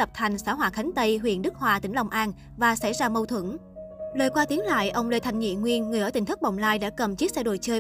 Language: Vietnamese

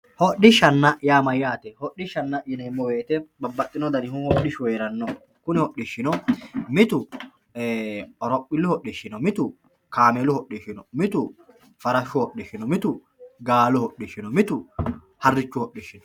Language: Sidamo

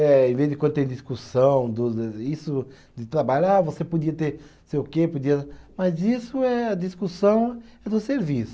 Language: Portuguese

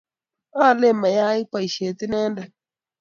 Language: Kalenjin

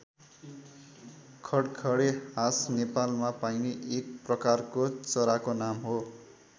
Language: Nepali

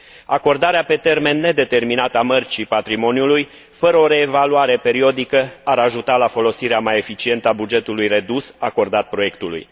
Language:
Romanian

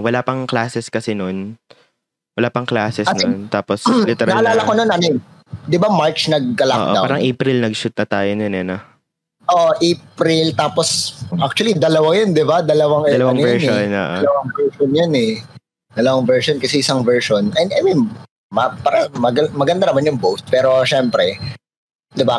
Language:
Filipino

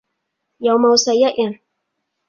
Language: Cantonese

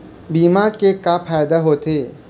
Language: Chhattisgarhi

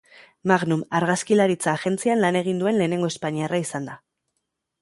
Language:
Basque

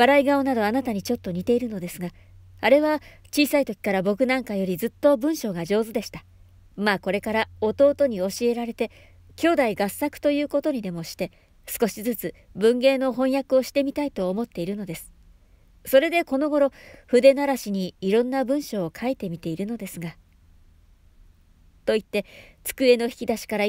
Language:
Japanese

